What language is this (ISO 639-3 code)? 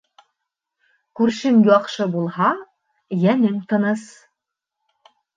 bak